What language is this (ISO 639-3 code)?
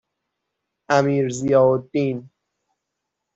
fas